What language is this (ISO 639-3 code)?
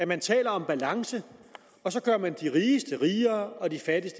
dan